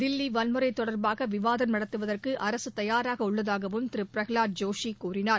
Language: Tamil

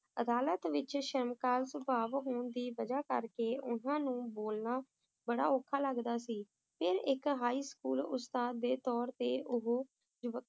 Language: Punjabi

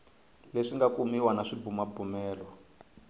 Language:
Tsonga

